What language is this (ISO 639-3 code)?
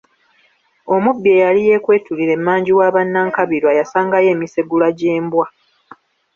lug